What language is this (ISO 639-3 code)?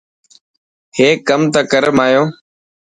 mki